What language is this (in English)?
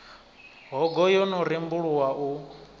Venda